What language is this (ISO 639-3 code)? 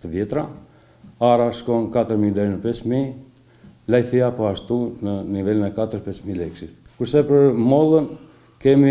ron